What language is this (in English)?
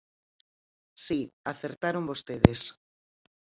Galician